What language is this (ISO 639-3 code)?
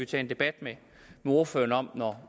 dan